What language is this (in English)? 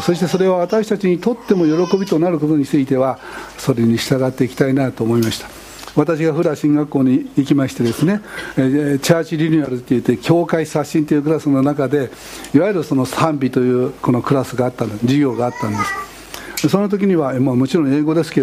Japanese